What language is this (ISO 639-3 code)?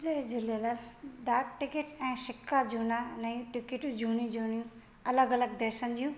snd